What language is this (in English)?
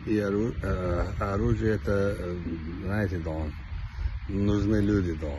Russian